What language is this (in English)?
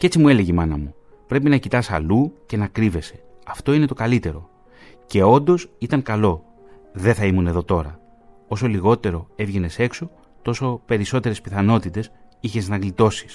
Greek